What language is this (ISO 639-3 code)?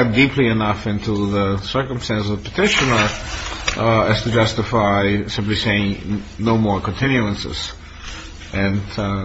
eng